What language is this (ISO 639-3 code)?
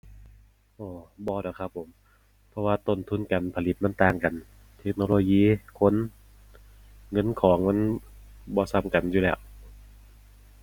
tha